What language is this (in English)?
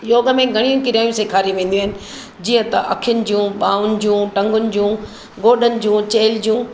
Sindhi